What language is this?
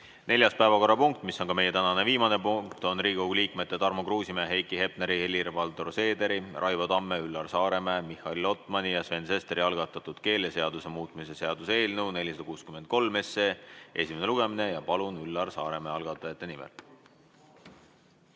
Estonian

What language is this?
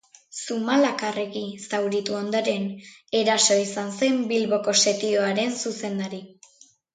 Basque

